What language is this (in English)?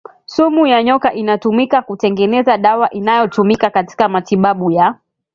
Swahili